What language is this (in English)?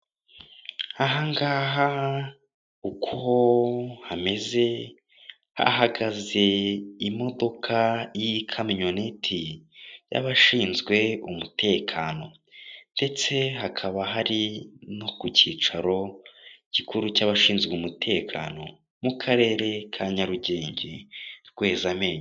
Kinyarwanda